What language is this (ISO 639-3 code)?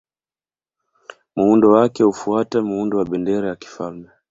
swa